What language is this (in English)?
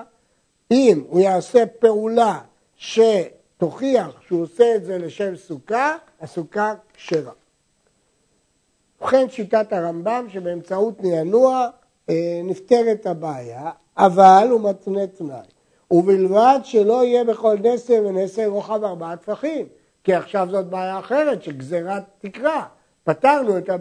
Hebrew